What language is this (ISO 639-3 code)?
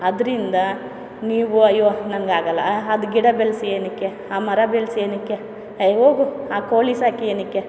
kan